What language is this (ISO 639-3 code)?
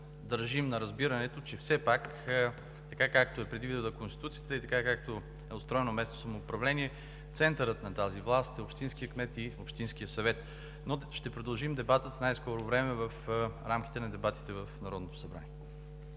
bul